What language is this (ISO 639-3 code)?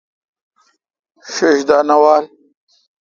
xka